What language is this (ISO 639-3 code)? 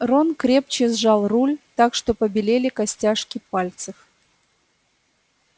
rus